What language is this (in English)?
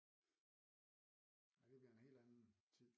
Danish